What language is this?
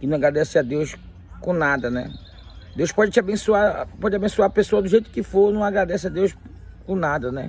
Portuguese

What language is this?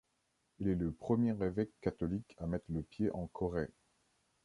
French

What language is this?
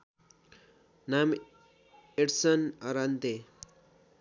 Nepali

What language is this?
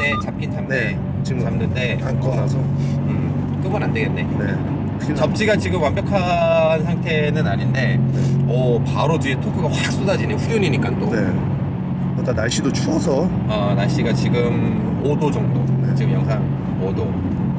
Korean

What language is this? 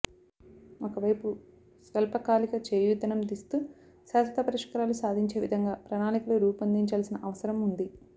Telugu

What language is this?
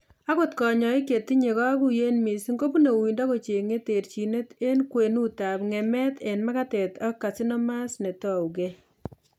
Kalenjin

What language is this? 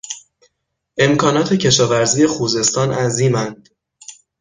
Persian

